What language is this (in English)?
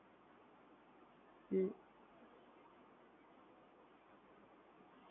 Gujarati